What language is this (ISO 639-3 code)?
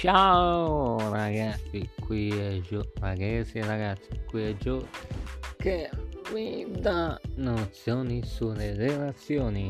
ita